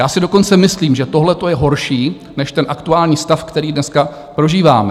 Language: Czech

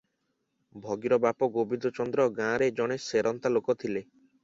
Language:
Odia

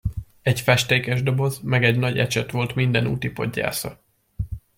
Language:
Hungarian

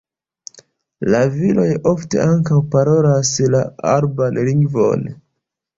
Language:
Esperanto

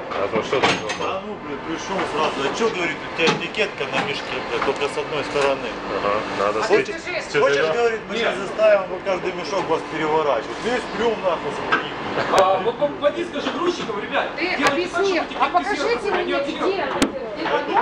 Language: Russian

